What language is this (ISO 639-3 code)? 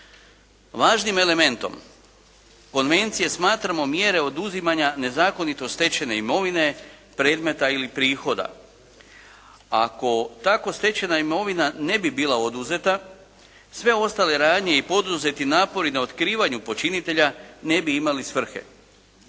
hrv